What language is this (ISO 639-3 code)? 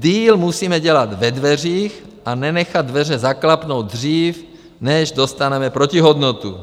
ces